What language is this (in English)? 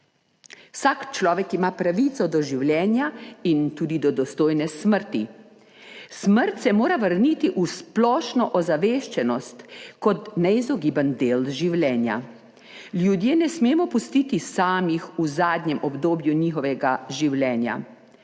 Slovenian